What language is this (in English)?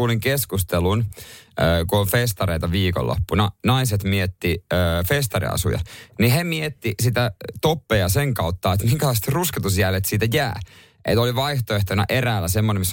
Finnish